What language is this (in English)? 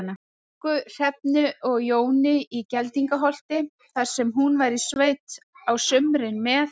Icelandic